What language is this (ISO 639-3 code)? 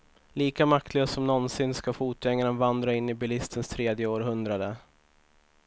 swe